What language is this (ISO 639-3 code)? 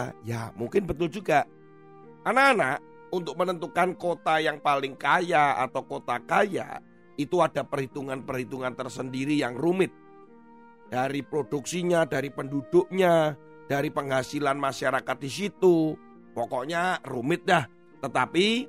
ind